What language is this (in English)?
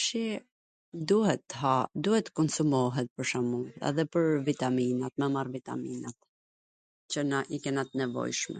Gheg Albanian